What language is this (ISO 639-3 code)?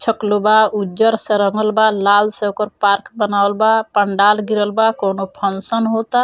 bho